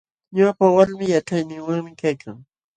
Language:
Jauja Wanca Quechua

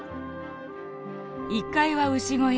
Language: Japanese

